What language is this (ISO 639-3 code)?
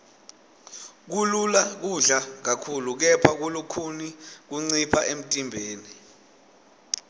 ssw